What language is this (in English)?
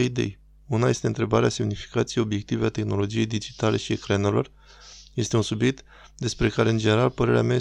Romanian